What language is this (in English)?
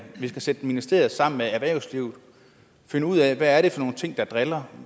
Danish